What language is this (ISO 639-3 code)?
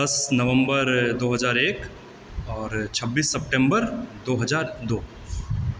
mai